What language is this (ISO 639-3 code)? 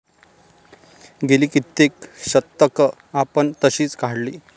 mar